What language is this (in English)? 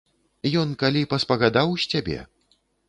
Belarusian